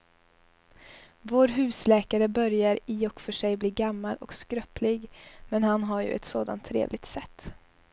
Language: Swedish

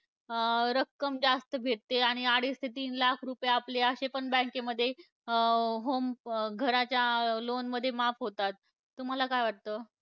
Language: Marathi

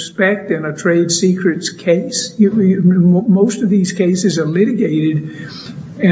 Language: English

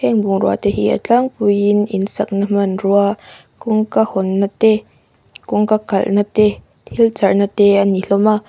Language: Mizo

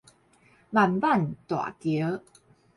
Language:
Min Nan Chinese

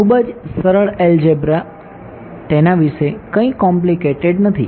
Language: Gujarati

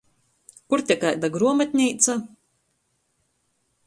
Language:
Latgalian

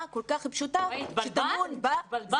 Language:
Hebrew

